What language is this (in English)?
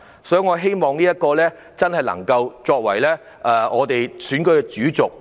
Cantonese